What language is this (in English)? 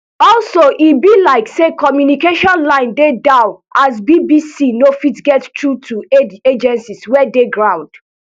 Nigerian Pidgin